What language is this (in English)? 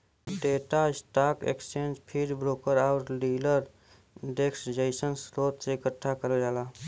Bhojpuri